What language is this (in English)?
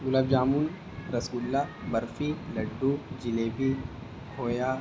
Urdu